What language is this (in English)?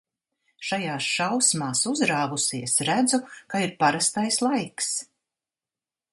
Latvian